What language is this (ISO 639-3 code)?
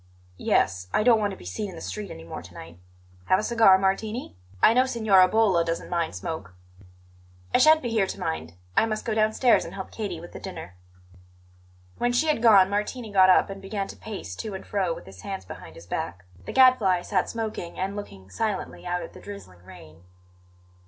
eng